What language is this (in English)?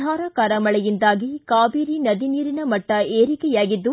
Kannada